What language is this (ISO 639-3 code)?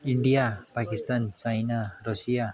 nep